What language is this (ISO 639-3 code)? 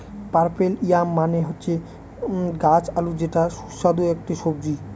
ben